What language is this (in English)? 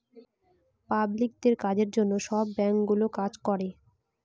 Bangla